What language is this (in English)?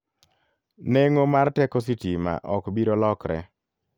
Luo (Kenya and Tanzania)